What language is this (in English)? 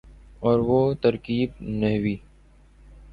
Urdu